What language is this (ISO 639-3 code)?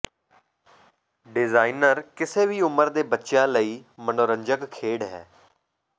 pan